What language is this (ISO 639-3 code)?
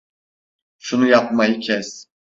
tur